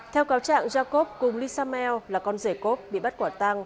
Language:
Vietnamese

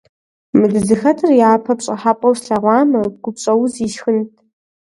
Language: Kabardian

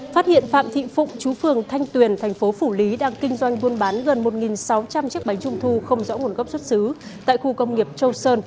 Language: Vietnamese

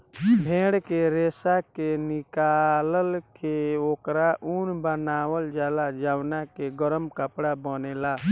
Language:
Bhojpuri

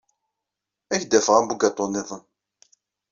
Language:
Kabyle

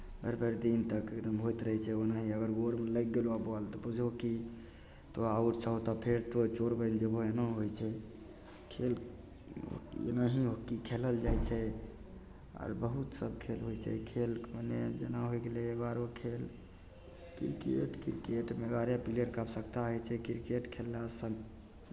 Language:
Maithili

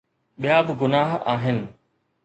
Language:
Sindhi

